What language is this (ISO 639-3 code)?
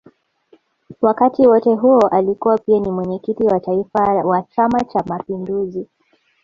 swa